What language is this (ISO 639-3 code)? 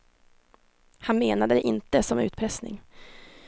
swe